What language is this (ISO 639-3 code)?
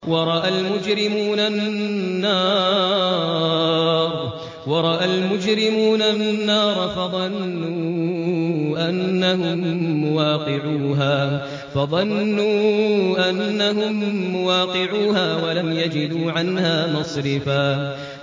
ara